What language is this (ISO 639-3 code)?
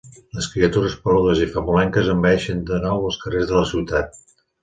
cat